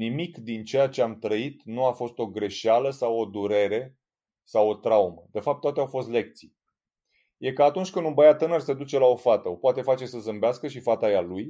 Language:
Romanian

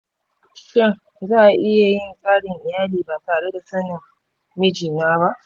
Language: Hausa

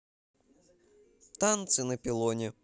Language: Russian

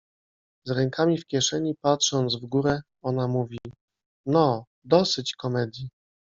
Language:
Polish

